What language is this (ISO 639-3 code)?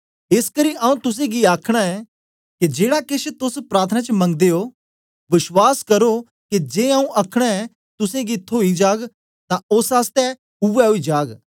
doi